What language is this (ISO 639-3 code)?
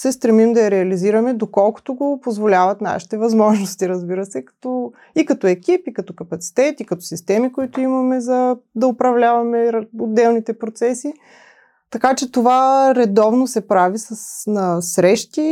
bul